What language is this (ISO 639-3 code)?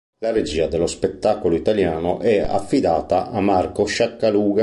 ita